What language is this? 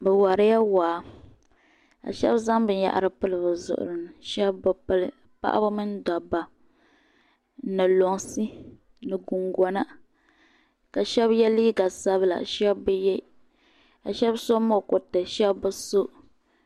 Dagbani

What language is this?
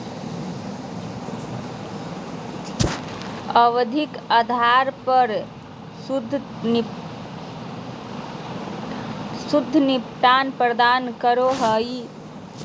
Magahi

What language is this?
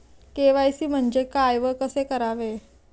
Marathi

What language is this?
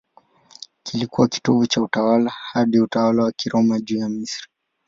Swahili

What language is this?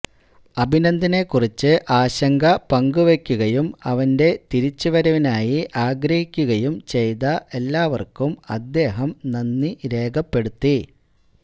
Malayalam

